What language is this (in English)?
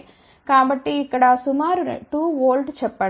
Telugu